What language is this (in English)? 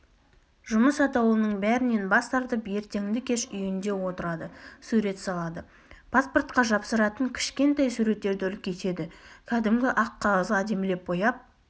Kazakh